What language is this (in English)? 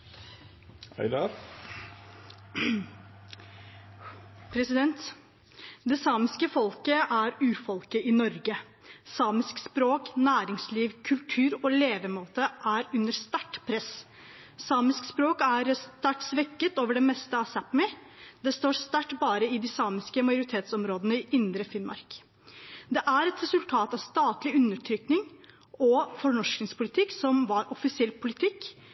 Norwegian Bokmål